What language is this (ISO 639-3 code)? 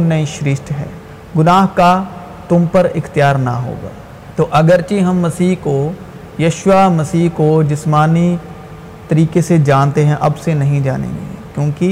urd